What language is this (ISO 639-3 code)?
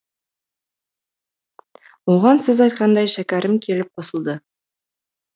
kaz